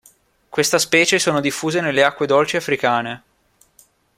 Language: Italian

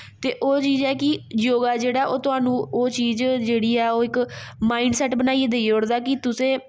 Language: Dogri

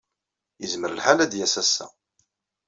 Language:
Kabyle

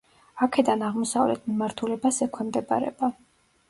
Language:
Georgian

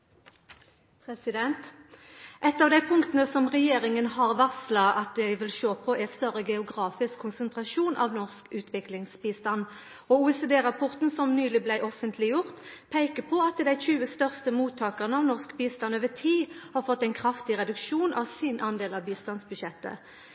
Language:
Norwegian Nynorsk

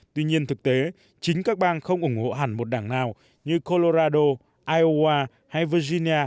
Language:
Vietnamese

